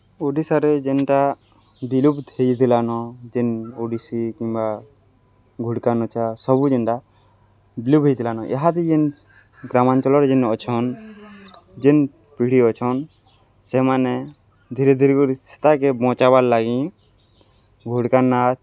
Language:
Odia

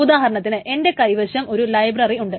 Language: Malayalam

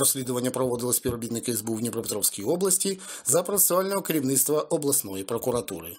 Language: Ukrainian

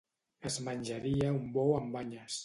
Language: Catalan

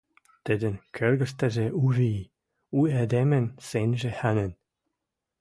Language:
Western Mari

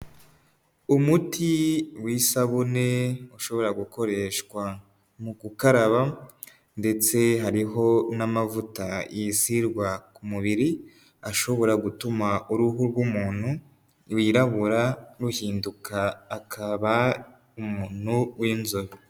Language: Kinyarwanda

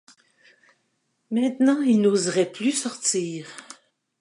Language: French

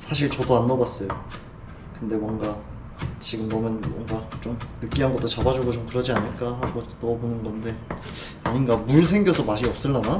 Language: Korean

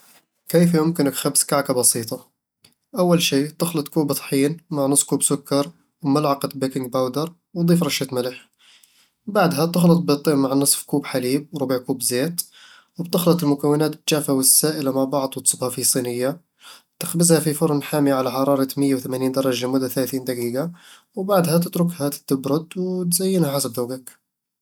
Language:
Eastern Egyptian Bedawi Arabic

